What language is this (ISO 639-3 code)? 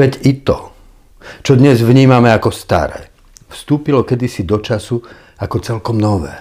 slk